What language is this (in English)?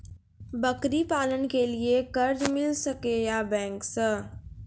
Maithili